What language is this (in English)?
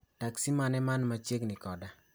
Luo (Kenya and Tanzania)